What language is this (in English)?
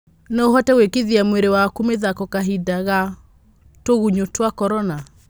Kikuyu